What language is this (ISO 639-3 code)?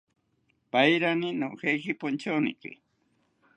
cpy